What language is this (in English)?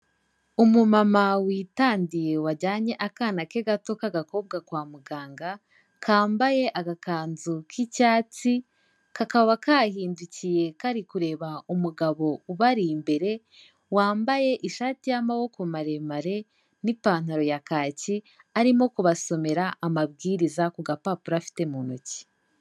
Kinyarwanda